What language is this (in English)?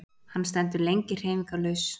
Icelandic